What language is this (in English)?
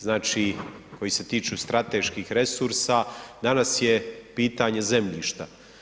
Croatian